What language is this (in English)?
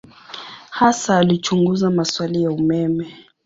Swahili